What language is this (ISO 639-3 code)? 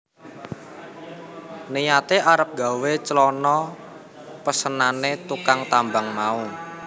jav